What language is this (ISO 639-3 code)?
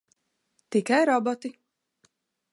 lav